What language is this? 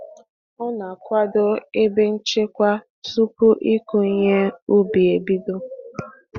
Igbo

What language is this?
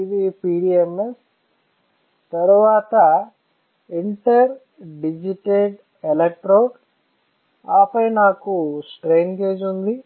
Telugu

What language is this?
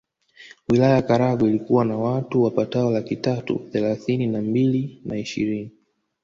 Swahili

